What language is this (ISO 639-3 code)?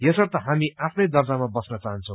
nep